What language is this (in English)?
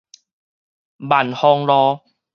Min Nan Chinese